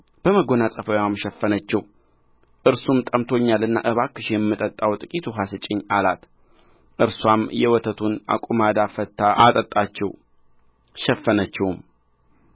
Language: Amharic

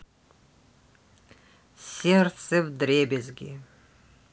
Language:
Russian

